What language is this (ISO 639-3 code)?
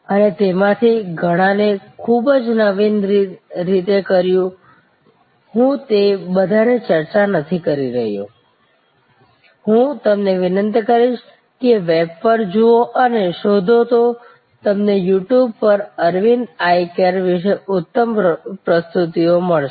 guj